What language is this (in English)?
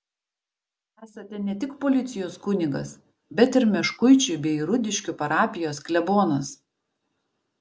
Lithuanian